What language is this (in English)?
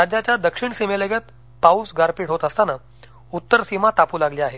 Marathi